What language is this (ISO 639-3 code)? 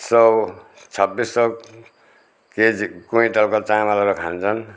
nep